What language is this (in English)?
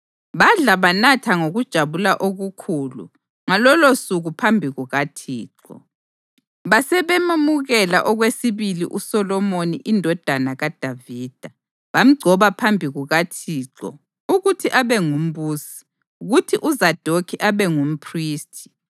North Ndebele